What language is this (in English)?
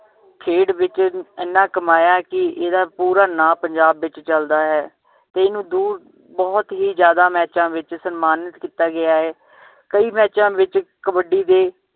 Punjabi